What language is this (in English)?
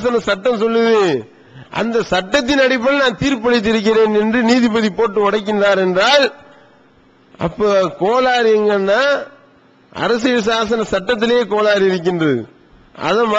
Hindi